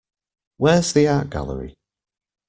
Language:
English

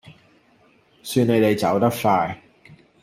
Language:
Cantonese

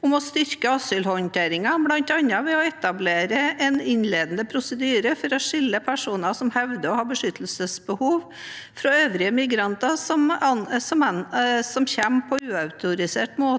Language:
Norwegian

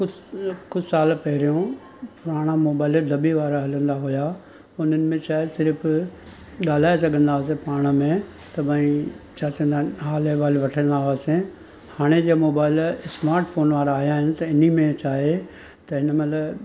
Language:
Sindhi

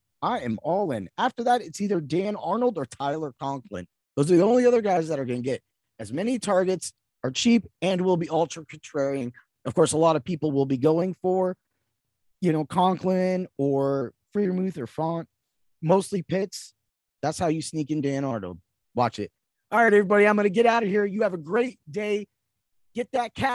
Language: English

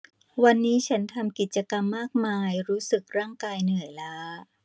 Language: Thai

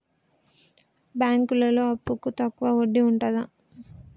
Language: Telugu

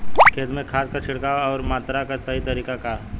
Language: Bhojpuri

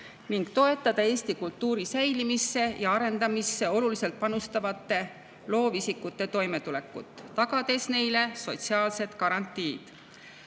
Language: Estonian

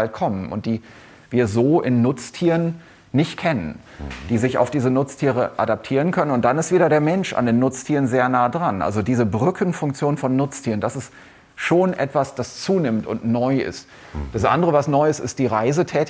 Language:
German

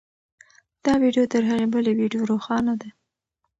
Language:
Pashto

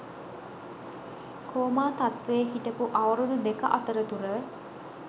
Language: Sinhala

